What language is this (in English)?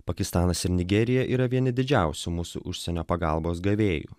Lithuanian